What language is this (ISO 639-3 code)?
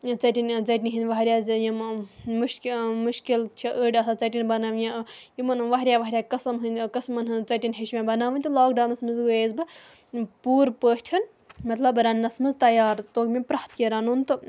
kas